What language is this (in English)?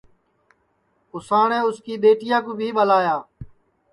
Sansi